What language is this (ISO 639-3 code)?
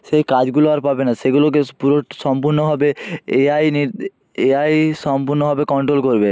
ben